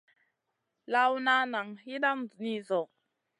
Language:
Masana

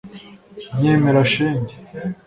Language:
Kinyarwanda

